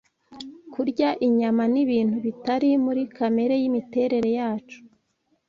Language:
Kinyarwanda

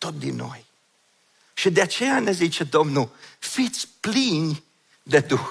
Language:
Romanian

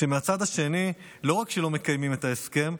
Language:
Hebrew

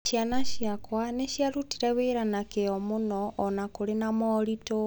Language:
Kikuyu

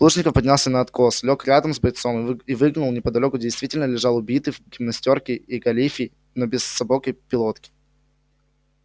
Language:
Russian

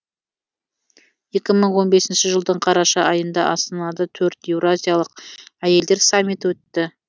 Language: Kazakh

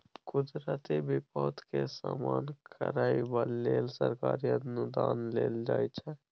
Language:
Maithili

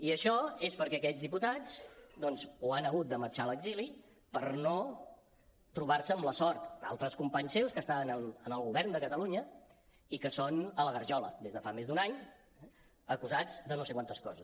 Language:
Catalan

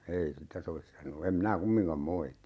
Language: Finnish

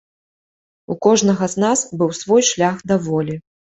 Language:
Belarusian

